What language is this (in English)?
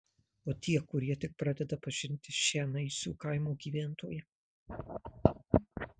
Lithuanian